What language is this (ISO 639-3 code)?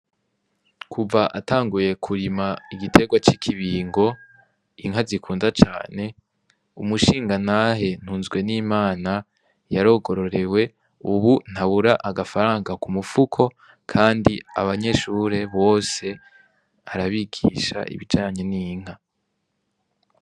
run